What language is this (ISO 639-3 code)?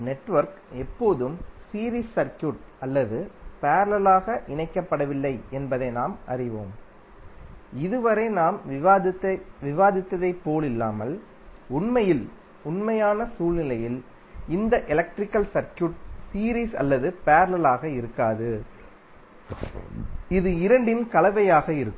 tam